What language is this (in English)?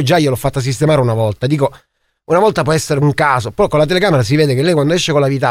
Italian